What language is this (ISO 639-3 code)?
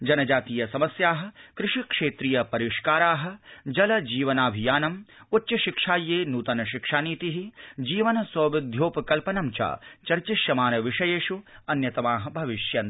san